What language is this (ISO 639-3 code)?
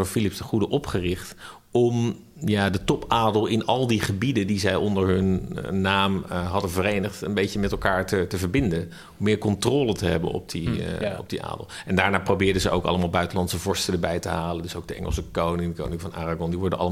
nld